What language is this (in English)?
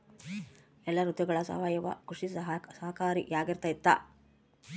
Kannada